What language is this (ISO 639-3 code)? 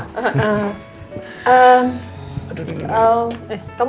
ind